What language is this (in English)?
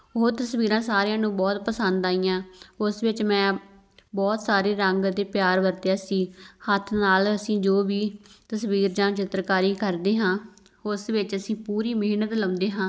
Punjabi